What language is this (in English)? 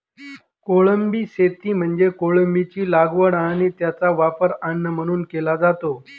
Marathi